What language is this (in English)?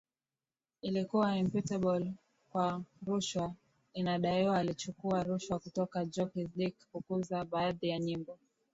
Swahili